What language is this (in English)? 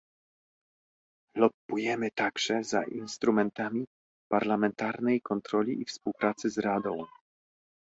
Polish